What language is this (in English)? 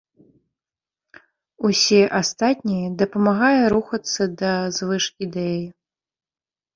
Belarusian